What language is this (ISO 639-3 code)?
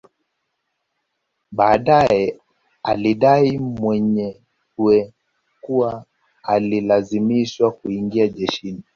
swa